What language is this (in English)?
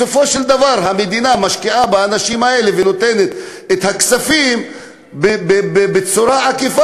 Hebrew